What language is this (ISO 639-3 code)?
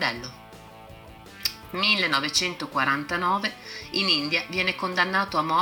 ita